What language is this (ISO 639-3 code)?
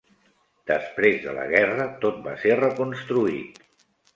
cat